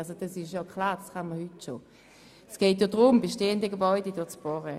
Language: Swiss German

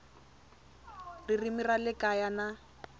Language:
Tsonga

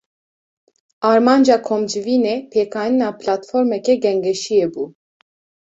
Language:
Kurdish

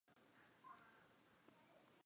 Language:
Chinese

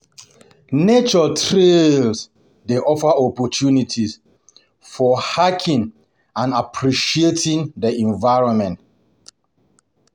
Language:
Nigerian Pidgin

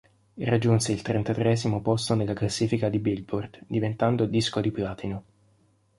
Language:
Italian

